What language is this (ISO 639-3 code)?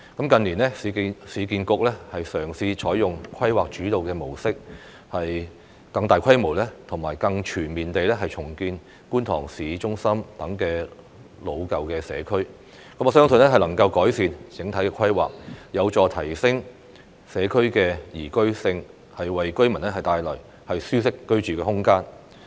yue